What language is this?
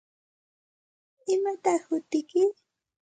Santa Ana de Tusi Pasco Quechua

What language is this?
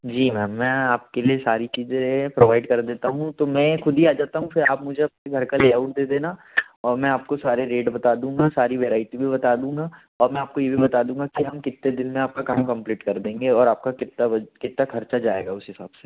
Hindi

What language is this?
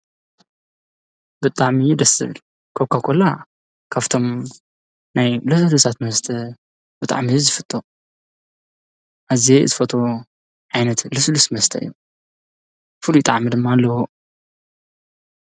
Tigrinya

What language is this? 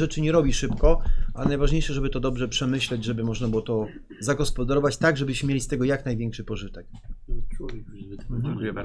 Polish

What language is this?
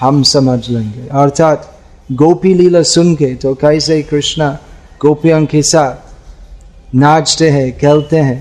Hindi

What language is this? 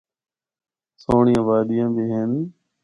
Northern Hindko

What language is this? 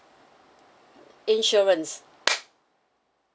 English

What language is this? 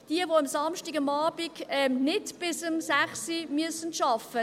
Swiss German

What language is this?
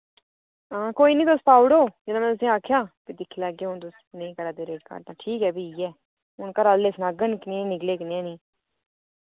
Dogri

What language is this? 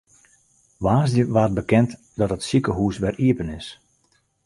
Western Frisian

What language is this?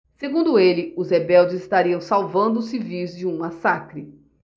Portuguese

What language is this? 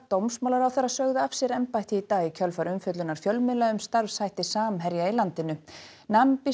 Icelandic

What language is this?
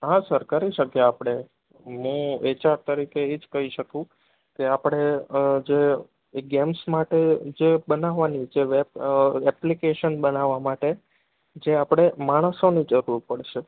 Gujarati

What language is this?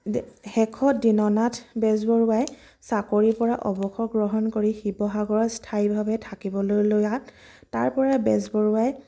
Assamese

